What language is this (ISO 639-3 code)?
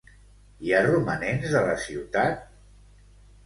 cat